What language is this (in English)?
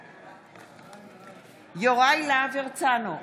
Hebrew